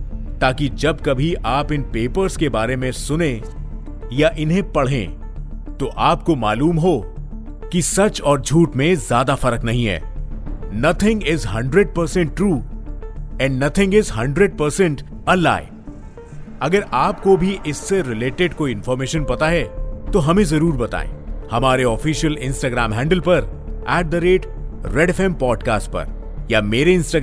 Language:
Hindi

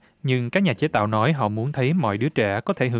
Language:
Vietnamese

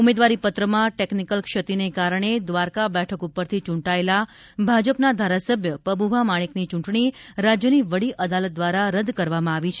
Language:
Gujarati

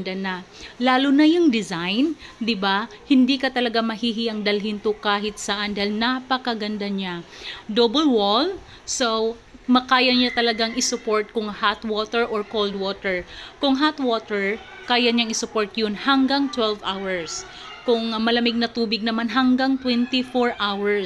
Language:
Filipino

